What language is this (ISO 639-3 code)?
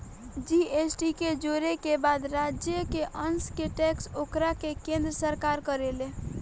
bho